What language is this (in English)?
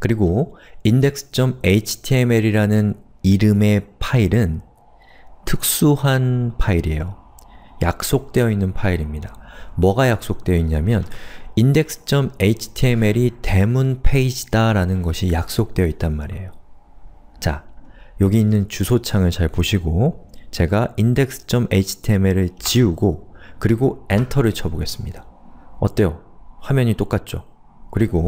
Korean